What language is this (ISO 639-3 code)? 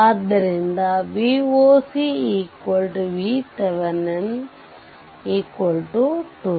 kan